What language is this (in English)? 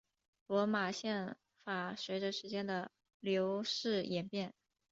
Chinese